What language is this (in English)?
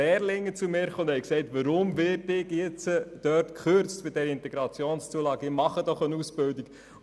Swiss German